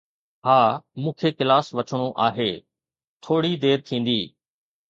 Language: Sindhi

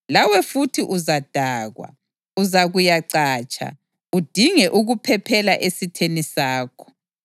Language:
North Ndebele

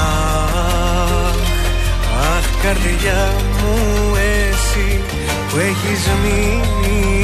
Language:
Greek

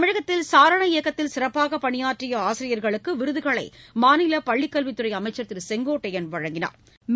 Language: Tamil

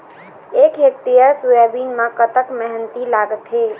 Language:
Chhattisgarhi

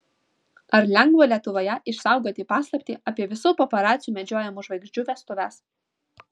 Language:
Lithuanian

